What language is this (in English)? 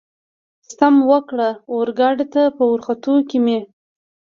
Pashto